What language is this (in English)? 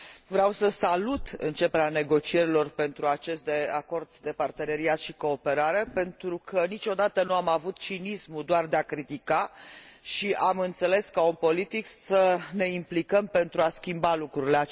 Romanian